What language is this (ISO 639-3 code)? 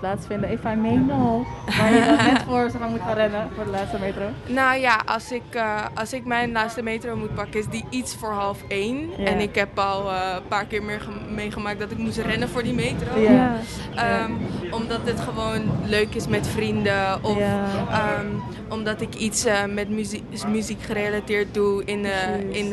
nld